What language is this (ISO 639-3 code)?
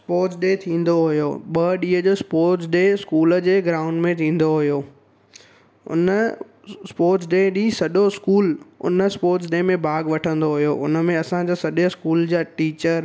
snd